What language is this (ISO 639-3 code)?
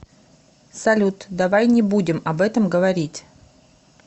rus